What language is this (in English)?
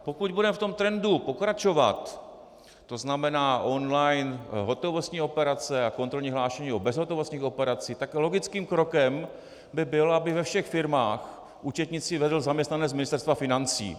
Czech